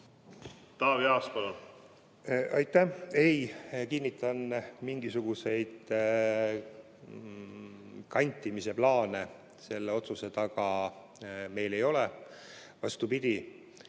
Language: Estonian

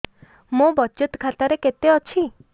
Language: Odia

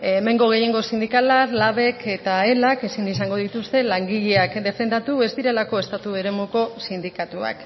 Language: Basque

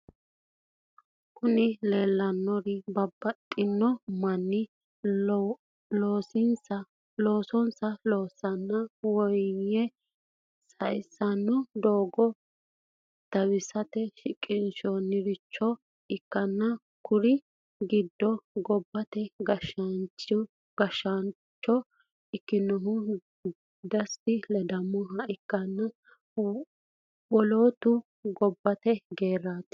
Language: Sidamo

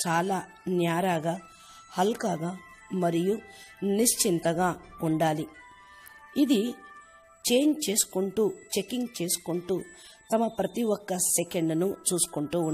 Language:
Hindi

